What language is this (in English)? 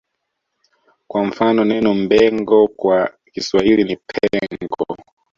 Swahili